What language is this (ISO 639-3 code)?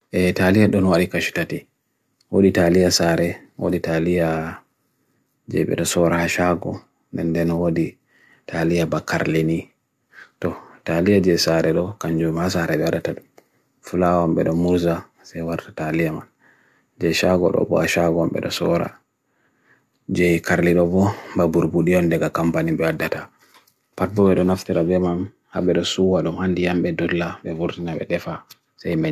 fui